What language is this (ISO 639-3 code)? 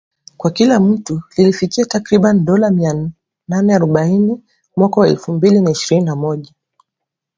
swa